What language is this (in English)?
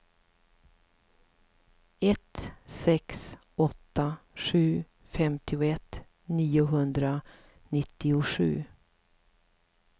Swedish